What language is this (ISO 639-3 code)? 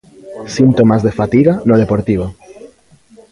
glg